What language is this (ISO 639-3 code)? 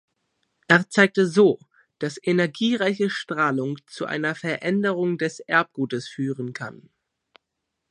deu